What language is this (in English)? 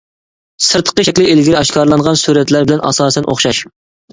Uyghur